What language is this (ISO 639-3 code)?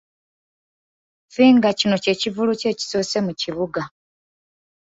lug